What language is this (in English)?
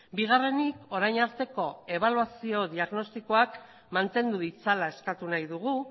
Basque